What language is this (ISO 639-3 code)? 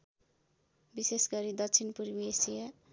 nep